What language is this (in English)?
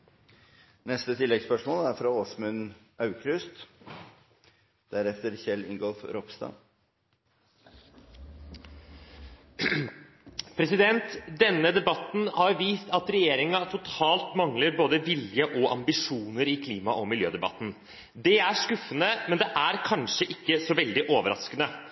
Norwegian